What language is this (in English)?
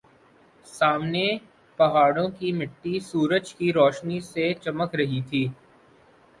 Urdu